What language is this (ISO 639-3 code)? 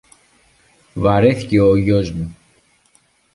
ell